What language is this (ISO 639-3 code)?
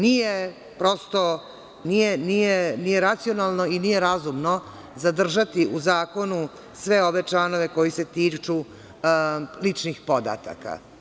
srp